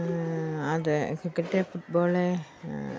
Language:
Malayalam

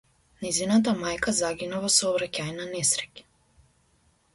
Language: Macedonian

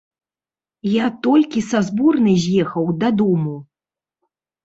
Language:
Belarusian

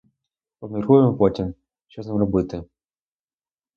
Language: Ukrainian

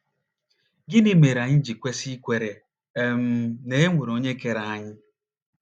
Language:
Igbo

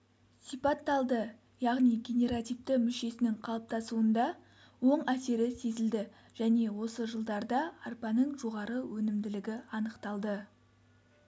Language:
Kazakh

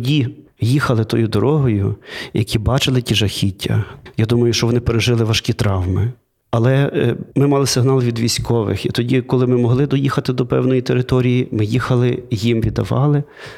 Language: Ukrainian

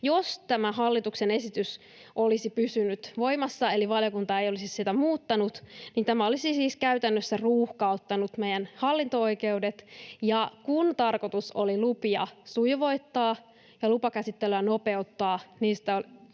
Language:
Finnish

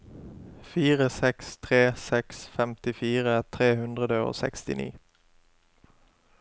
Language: Norwegian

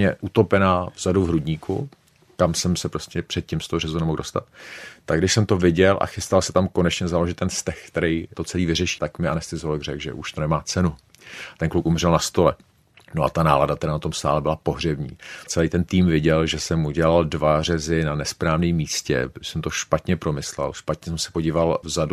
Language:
Czech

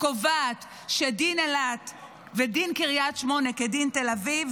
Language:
Hebrew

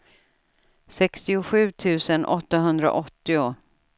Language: Swedish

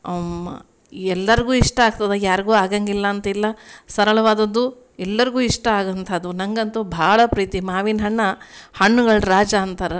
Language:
Kannada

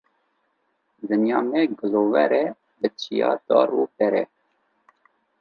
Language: Kurdish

